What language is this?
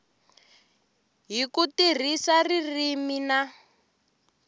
Tsonga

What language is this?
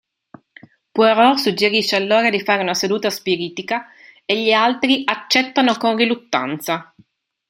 Italian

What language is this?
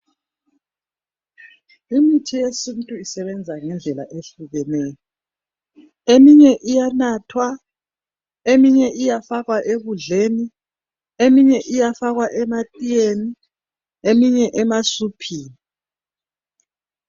North Ndebele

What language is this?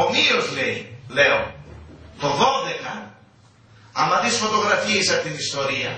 Greek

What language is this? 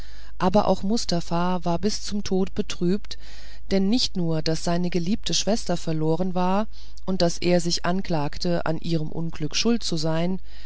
German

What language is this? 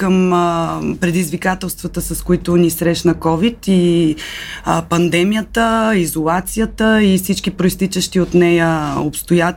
Bulgarian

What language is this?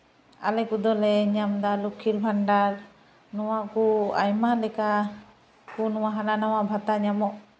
Santali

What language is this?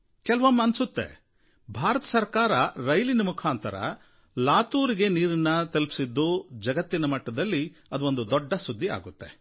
Kannada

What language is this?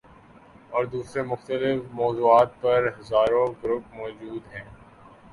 Urdu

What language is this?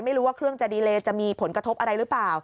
Thai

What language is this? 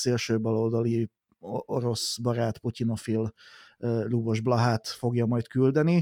Hungarian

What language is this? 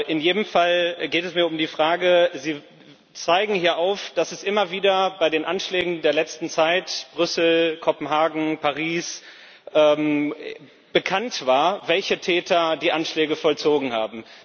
German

